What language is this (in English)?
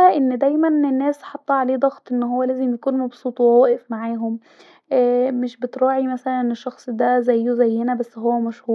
Egyptian Arabic